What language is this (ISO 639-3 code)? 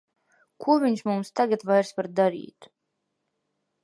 lav